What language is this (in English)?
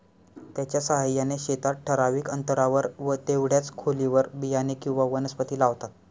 Marathi